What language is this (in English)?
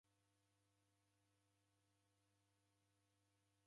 Taita